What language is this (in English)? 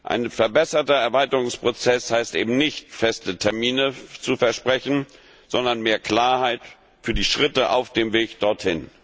German